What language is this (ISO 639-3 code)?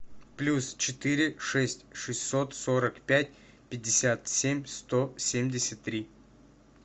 rus